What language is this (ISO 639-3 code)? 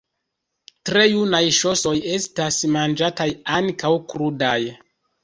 epo